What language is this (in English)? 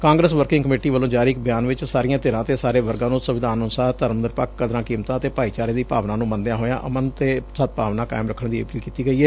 Punjabi